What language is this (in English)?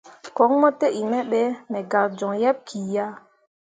Mundang